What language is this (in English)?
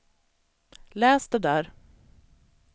Swedish